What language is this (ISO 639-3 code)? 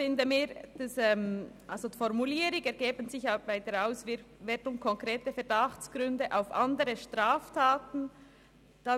gsw